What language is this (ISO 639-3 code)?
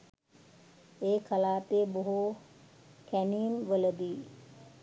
sin